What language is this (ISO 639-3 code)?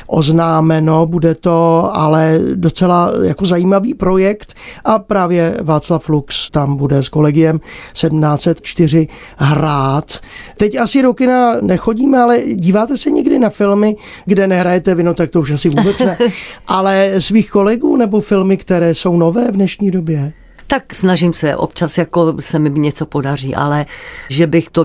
ces